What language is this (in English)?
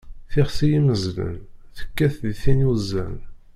Kabyle